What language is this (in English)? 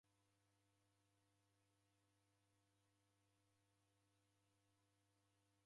Taita